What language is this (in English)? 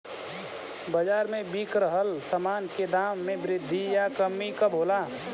Bhojpuri